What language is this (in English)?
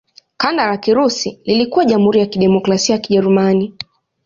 Swahili